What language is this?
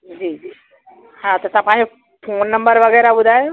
Sindhi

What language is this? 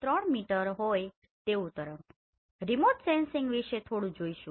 Gujarati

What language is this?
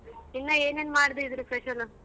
Kannada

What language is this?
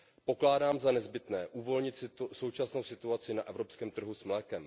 Czech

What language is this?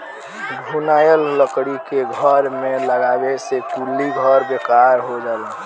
Bhojpuri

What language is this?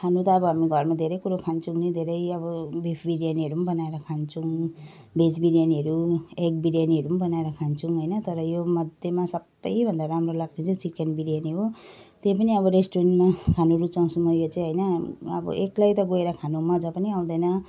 Nepali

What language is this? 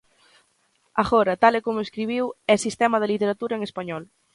Galician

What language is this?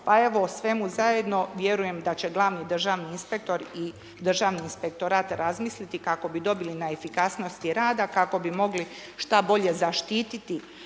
Croatian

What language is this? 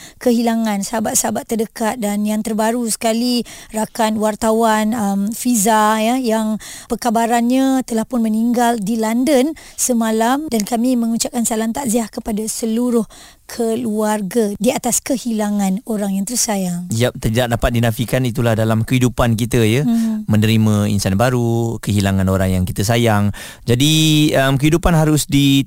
Malay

